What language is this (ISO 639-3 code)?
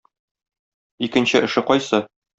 tat